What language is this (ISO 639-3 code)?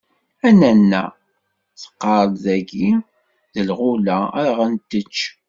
kab